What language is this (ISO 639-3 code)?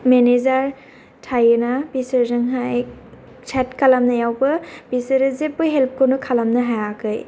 brx